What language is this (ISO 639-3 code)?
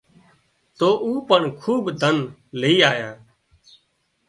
kxp